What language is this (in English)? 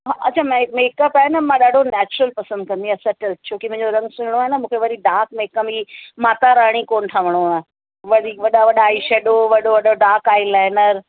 Sindhi